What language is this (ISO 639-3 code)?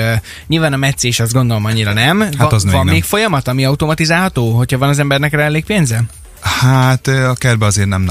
hun